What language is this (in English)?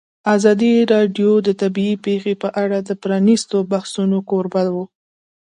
Pashto